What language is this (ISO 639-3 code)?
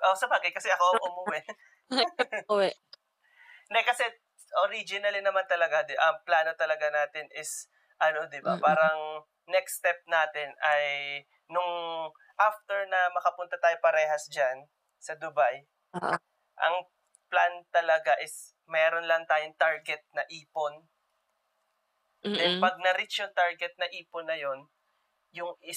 fil